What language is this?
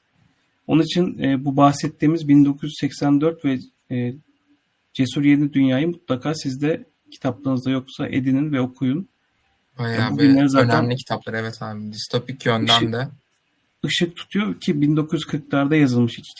Turkish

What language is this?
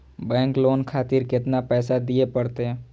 Maithili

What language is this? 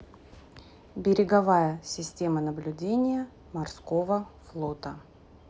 Russian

